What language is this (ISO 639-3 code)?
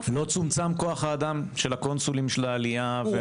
heb